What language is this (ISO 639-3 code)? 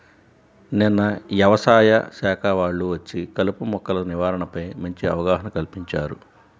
tel